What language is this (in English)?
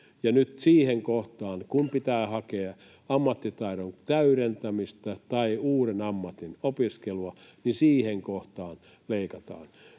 Finnish